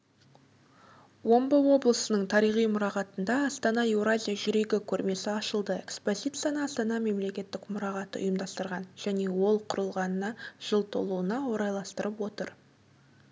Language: Kazakh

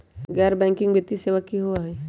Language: Magahi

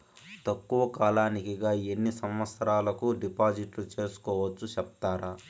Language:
Telugu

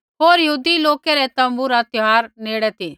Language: Kullu Pahari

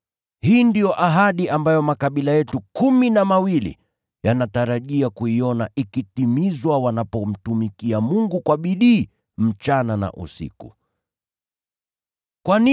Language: Swahili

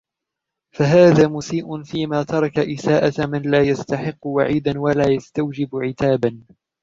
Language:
Arabic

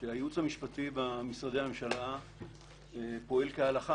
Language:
Hebrew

